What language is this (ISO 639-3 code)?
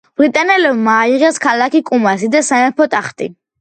kat